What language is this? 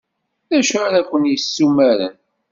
Kabyle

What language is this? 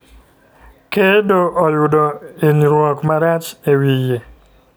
Luo (Kenya and Tanzania)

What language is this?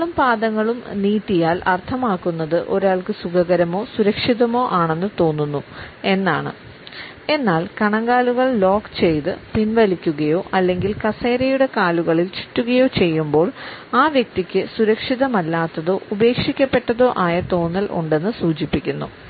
Malayalam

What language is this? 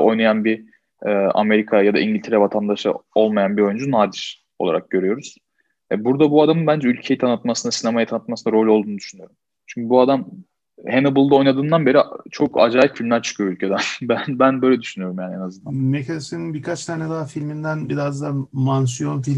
Turkish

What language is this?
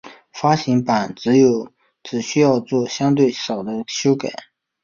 Chinese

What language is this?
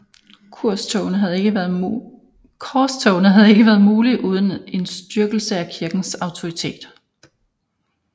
Danish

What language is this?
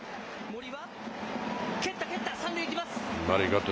Japanese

